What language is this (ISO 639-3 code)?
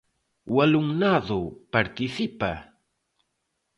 glg